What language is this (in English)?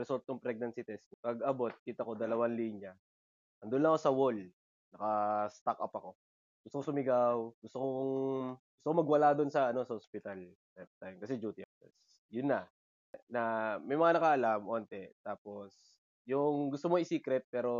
Filipino